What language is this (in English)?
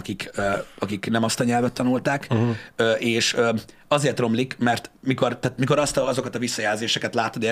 Hungarian